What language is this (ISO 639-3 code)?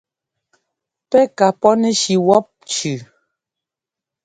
jgo